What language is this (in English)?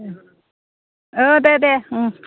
Bodo